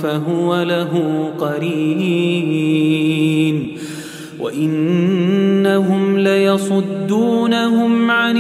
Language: Arabic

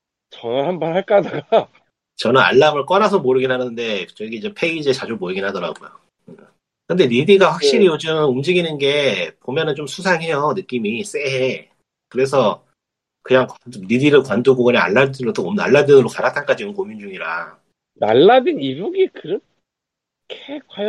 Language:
Korean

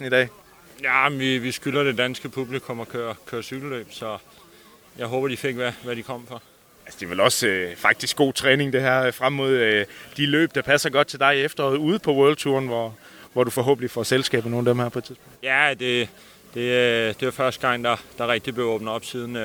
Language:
Danish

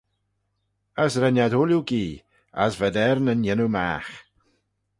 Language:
Manx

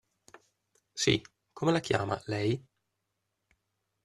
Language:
Italian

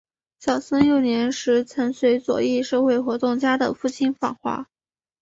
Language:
Chinese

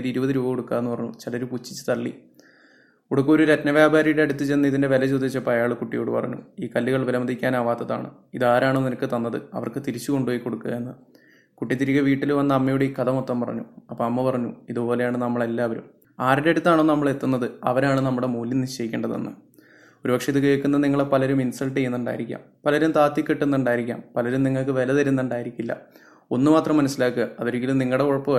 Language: Malayalam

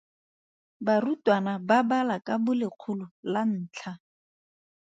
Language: Tswana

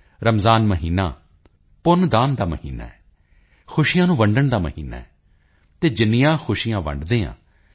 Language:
Punjabi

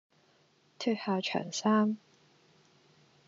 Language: Cantonese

